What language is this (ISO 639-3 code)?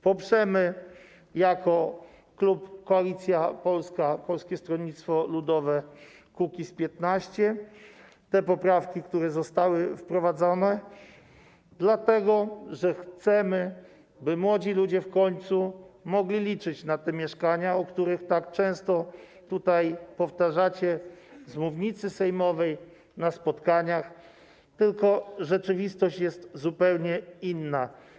pol